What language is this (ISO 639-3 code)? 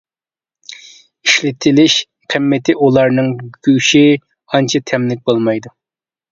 uig